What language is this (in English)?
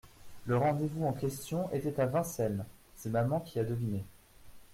French